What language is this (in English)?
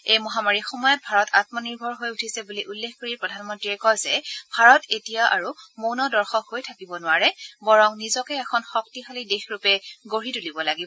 Assamese